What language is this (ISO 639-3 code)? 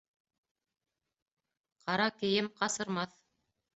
bak